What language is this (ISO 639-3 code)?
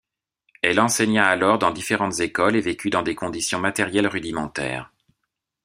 fra